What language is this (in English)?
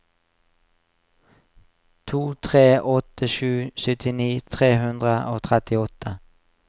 Norwegian